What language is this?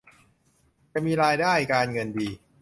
Thai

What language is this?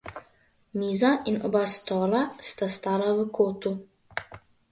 Slovenian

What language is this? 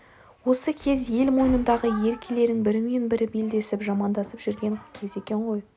Kazakh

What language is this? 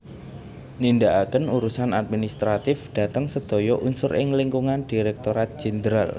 Javanese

